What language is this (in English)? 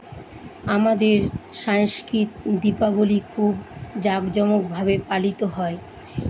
Bangla